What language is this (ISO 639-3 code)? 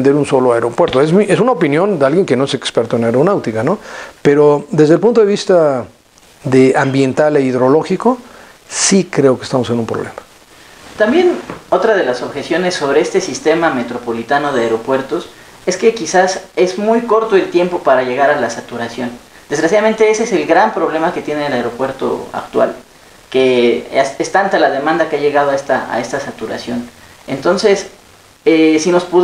spa